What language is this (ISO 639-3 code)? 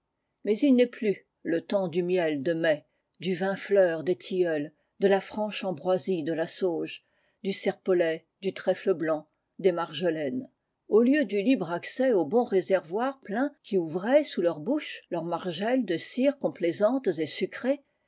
fra